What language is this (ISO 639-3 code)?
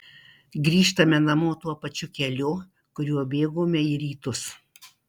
lit